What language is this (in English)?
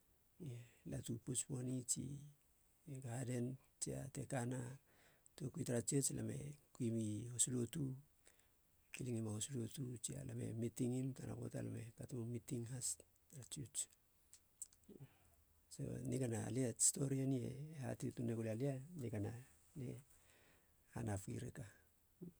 Halia